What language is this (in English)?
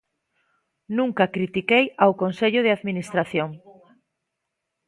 Galician